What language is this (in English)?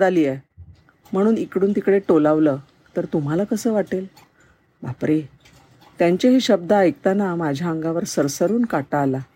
Marathi